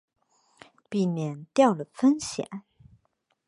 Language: Chinese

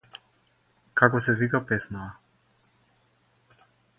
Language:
Macedonian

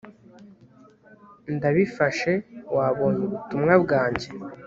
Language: Kinyarwanda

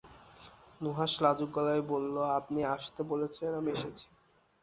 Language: Bangla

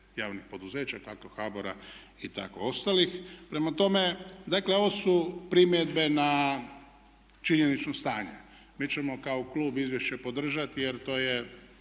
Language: Croatian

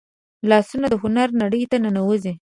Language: Pashto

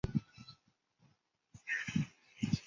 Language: Chinese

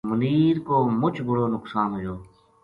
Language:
Gujari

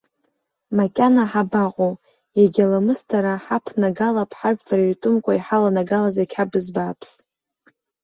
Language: Abkhazian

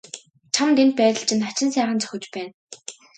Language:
Mongolian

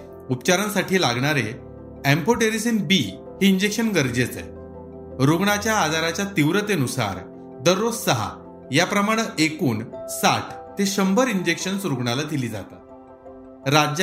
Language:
Marathi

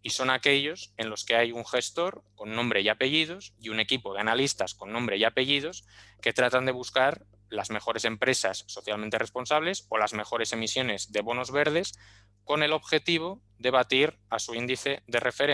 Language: Spanish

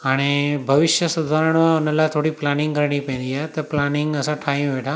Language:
Sindhi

